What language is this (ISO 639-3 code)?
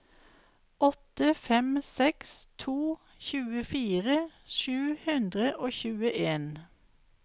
nor